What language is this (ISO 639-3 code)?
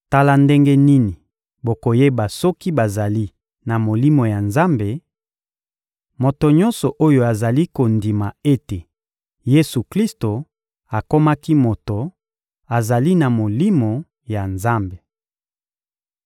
lin